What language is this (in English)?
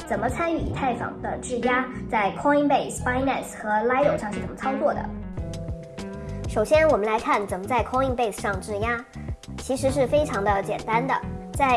Chinese